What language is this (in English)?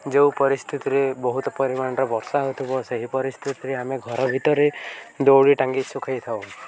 Odia